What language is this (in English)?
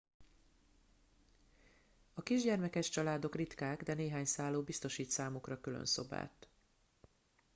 Hungarian